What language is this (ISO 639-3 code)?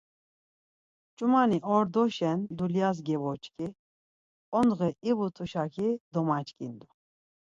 lzz